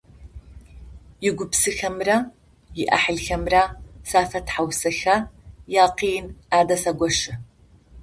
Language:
Adyghe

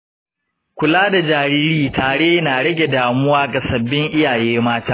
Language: Hausa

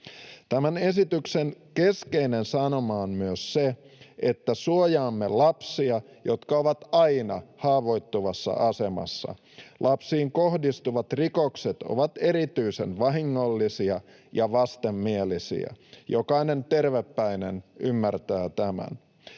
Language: Finnish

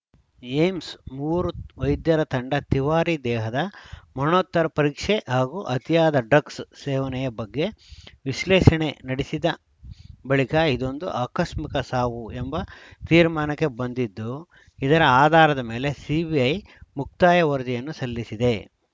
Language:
Kannada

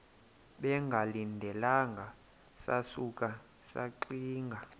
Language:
Xhosa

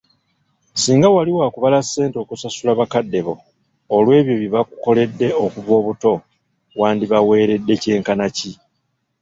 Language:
Ganda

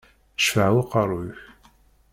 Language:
Kabyle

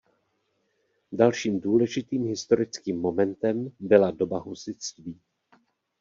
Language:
Czech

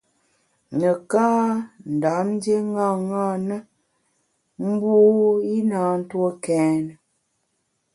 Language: Bamun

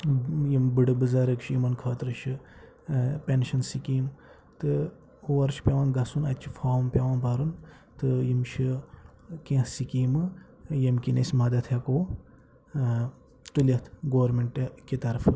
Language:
Kashmiri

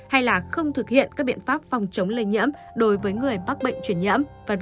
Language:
Vietnamese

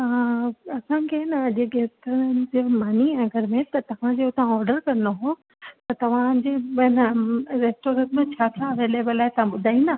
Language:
Sindhi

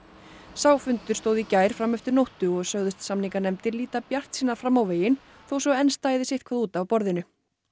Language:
Icelandic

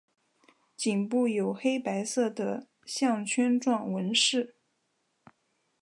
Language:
Chinese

